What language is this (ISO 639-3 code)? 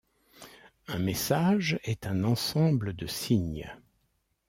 fra